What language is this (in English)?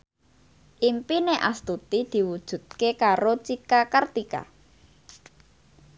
Javanese